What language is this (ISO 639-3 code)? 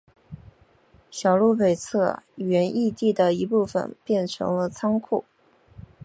zho